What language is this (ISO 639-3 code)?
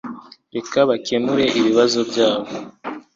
kin